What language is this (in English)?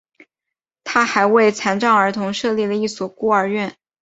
Chinese